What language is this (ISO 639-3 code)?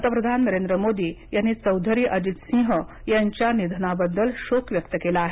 mar